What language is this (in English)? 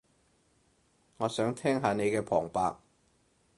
Cantonese